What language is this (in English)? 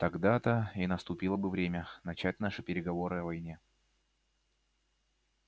Russian